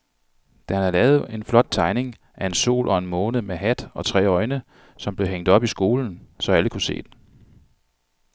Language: Danish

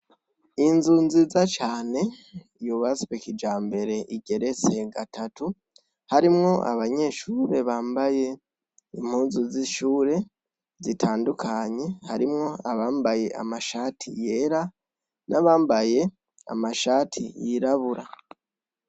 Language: Rundi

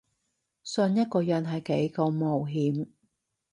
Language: Cantonese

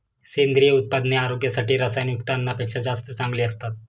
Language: Marathi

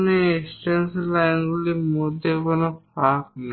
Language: Bangla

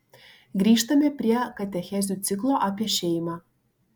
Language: Lithuanian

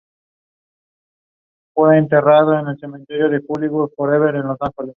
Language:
Spanish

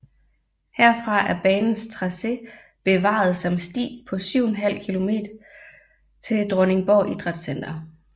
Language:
Danish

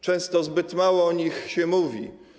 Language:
Polish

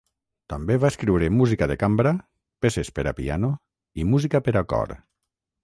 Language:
Catalan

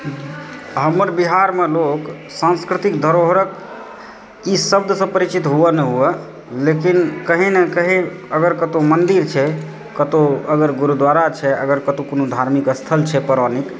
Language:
Maithili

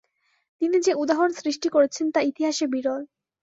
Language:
Bangla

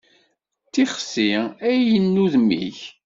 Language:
Kabyle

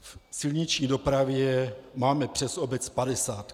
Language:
Czech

